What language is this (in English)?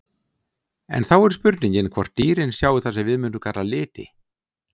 Icelandic